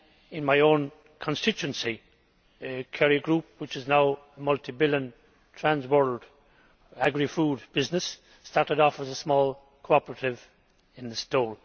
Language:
English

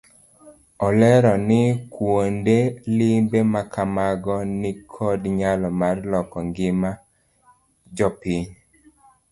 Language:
Luo (Kenya and Tanzania)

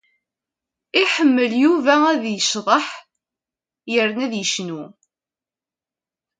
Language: Kabyle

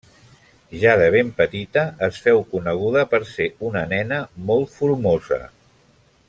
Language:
Catalan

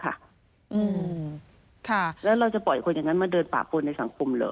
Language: Thai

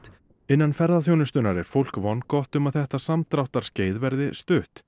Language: Icelandic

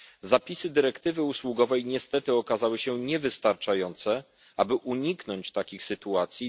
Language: Polish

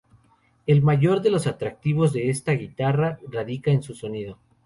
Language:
Spanish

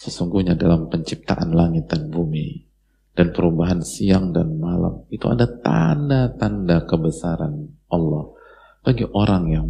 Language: Indonesian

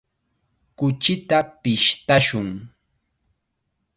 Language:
Chiquián Ancash Quechua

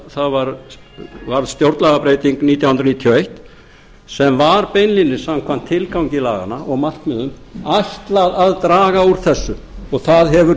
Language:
Icelandic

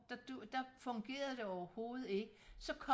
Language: Danish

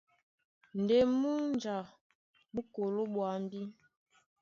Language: Duala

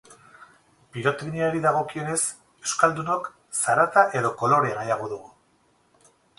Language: Basque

